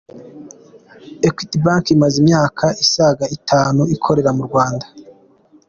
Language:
Kinyarwanda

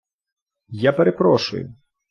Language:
Ukrainian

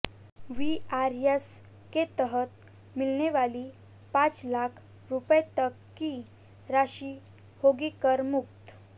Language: Hindi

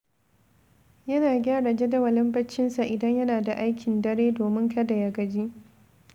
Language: Hausa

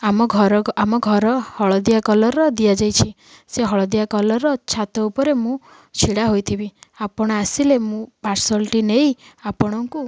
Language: Odia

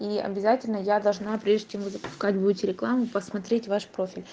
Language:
Russian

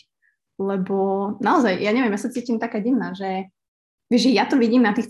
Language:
Slovak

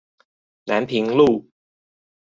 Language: Chinese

